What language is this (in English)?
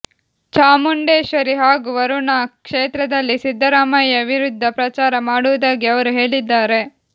Kannada